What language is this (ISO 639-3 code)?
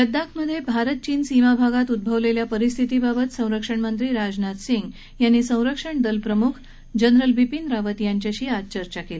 mar